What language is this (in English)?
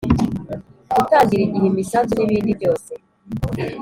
Kinyarwanda